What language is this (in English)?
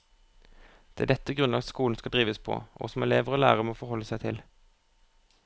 Norwegian